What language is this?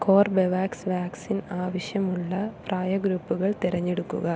Malayalam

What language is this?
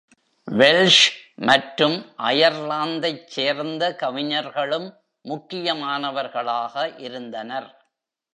Tamil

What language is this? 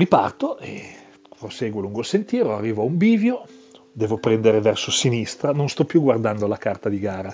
Italian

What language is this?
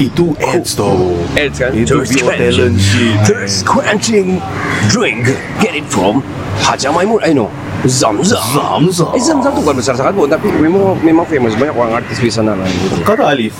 Malay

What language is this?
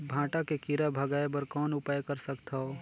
Chhattisgarhi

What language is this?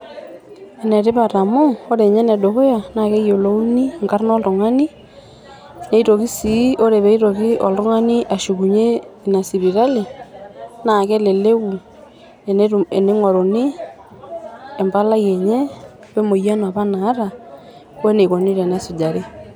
Masai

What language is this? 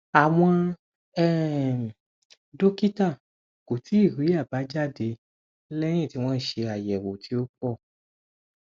Yoruba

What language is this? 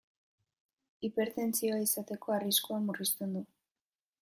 Basque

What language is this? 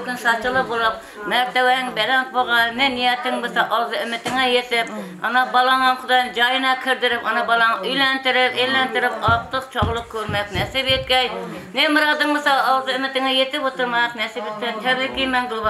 Arabic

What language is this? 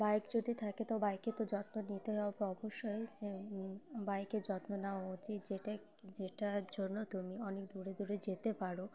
Bangla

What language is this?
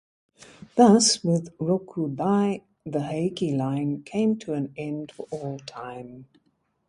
English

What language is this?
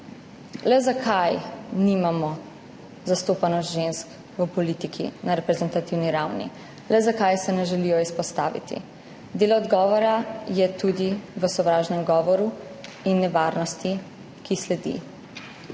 Slovenian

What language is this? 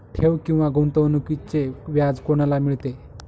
Marathi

